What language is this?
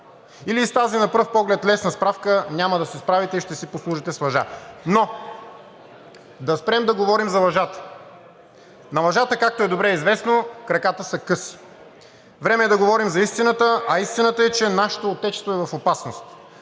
Bulgarian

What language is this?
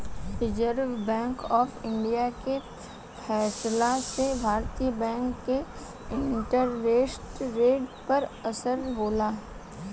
Bhojpuri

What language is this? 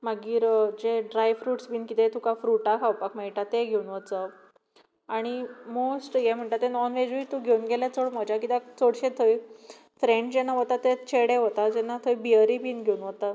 Konkani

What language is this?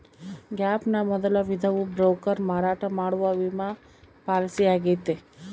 Kannada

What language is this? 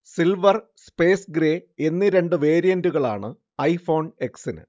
Malayalam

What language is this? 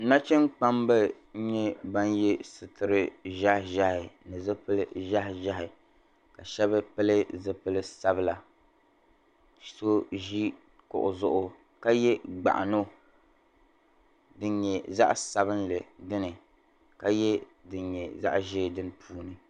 Dagbani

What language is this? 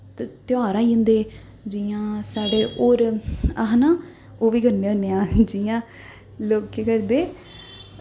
Dogri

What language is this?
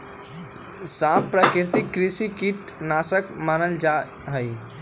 Magahi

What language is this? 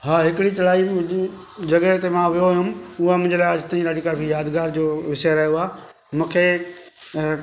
Sindhi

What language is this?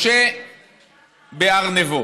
Hebrew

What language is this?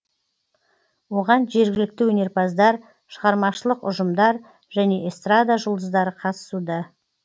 Kazakh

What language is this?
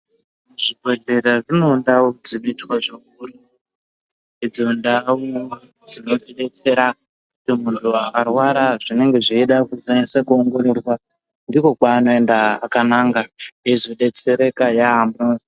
Ndau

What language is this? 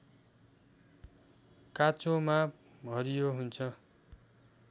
Nepali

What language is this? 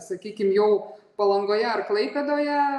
Lithuanian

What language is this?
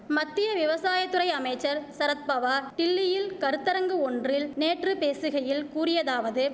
Tamil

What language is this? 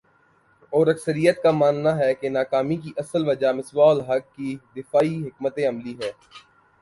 Urdu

